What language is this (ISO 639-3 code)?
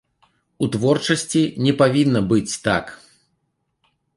bel